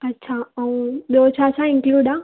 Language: Sindhi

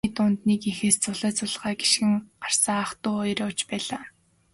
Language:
Mongolian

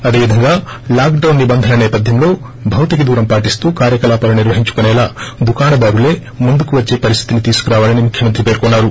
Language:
Telugu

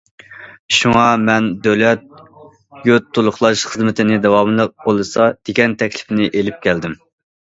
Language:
Uyghur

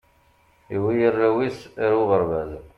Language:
Kabyle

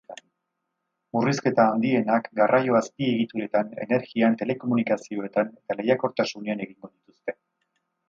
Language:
Basque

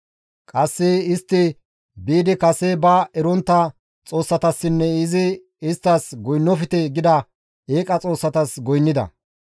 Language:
Gamo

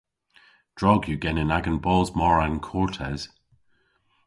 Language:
Cornish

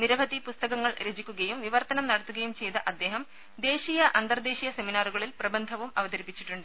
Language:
Malayalam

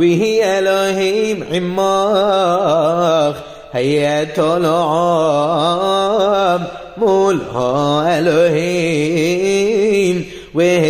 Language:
Arabic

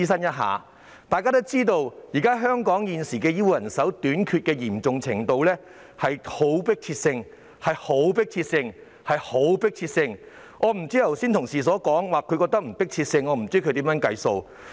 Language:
Cantonese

